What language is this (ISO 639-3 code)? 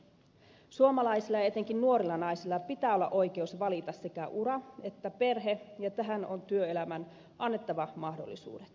fin